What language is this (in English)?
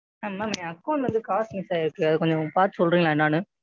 Tamil